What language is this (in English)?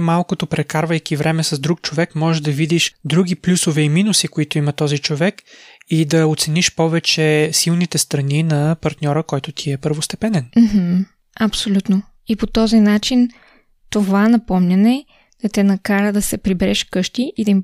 Bulgarian